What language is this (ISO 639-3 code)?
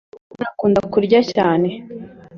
kin